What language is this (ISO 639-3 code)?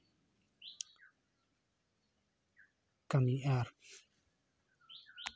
sat